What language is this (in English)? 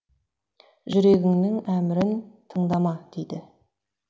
Kazakh